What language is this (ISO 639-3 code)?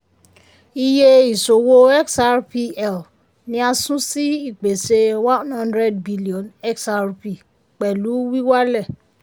yor